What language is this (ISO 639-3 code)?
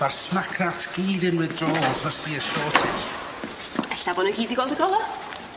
cym